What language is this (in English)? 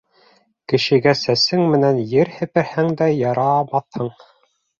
Bashkir